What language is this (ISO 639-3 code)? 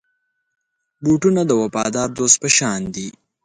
pus